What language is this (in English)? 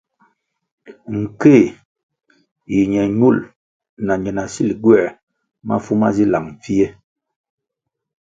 Kwasio